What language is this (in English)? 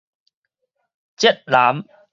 Min Nan Chinese